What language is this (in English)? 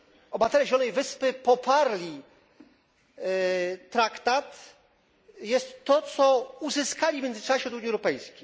Polish